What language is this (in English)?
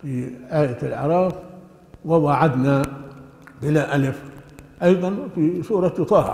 Arabic